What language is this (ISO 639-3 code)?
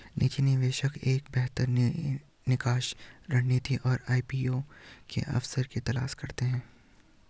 hin